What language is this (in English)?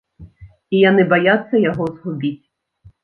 Belarusian